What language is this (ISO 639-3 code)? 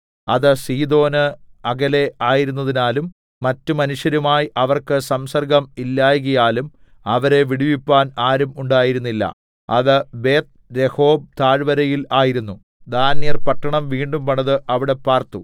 mal